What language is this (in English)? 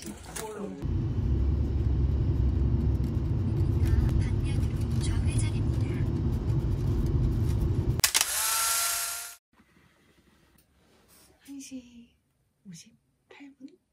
Korean